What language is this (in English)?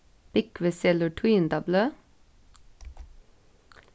Faroese